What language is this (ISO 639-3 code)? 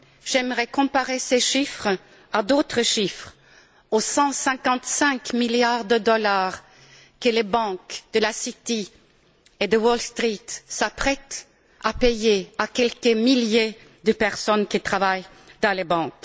fra